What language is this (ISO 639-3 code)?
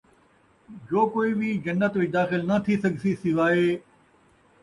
skr